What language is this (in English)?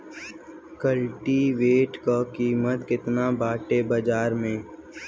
Bhojpuri